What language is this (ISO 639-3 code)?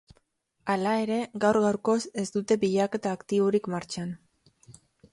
eus